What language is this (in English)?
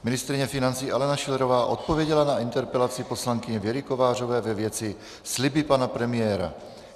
Czech